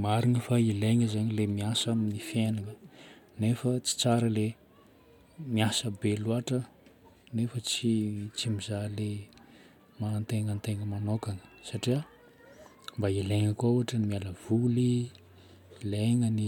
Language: Northern Betsimisaraka Malagasy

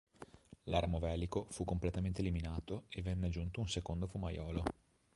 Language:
Italian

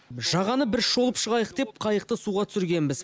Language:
Kazakh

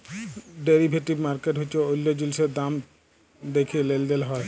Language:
Bangla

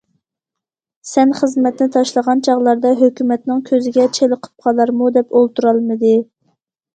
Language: Uyghur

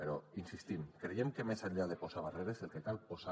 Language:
Catalan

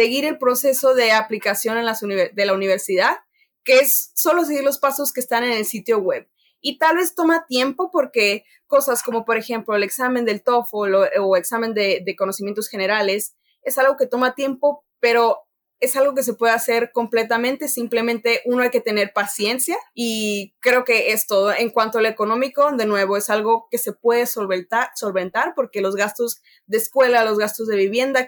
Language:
Spanish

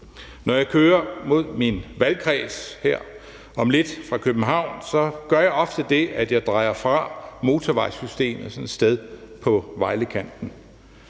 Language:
Danish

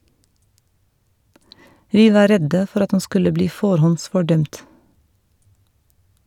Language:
Norwegian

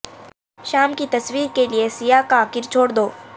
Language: Urdu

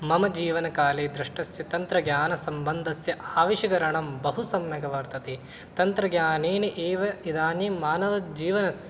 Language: Sanskrit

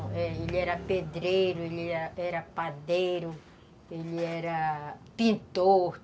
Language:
Portuguese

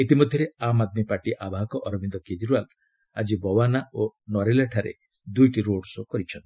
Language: Odia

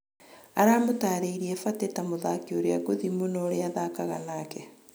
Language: Kikuyu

